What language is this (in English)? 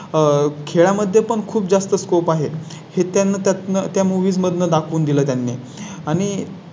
Marathi